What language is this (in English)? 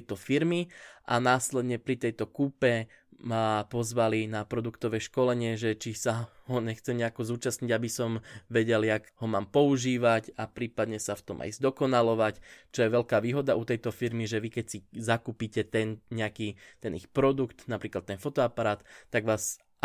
Slovak